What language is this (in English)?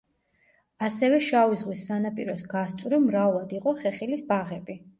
Georgian